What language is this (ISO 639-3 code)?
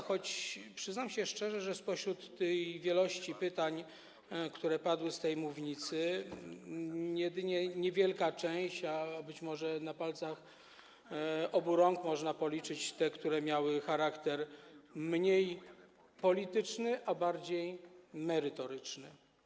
pol